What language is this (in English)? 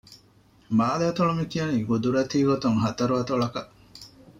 Divehi